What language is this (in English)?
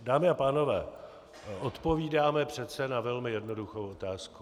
Czech